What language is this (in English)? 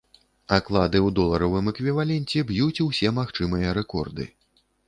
Belarusian